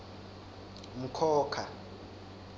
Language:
Swati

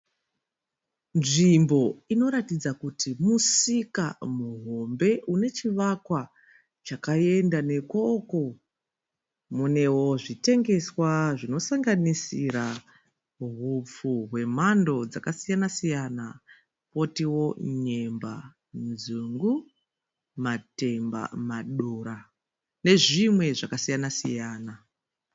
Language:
Shona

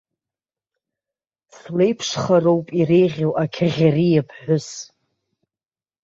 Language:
Abkhazian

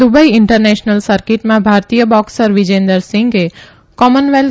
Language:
Gujarati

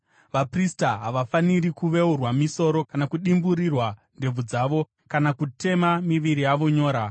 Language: Shona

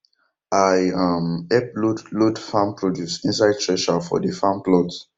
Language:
Nigerian Pidgin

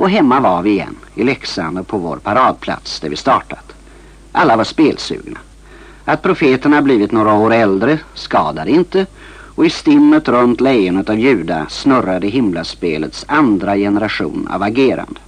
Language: Swedish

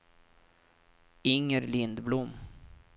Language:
Swedish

